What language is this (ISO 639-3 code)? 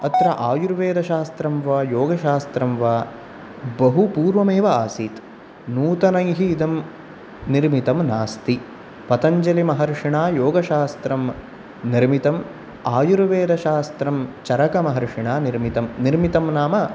san